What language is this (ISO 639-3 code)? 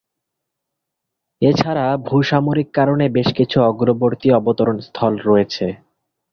ben